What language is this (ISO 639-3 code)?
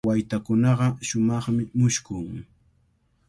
qvl